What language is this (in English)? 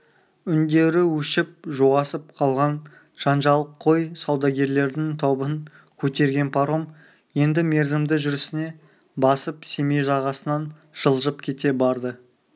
Kazakh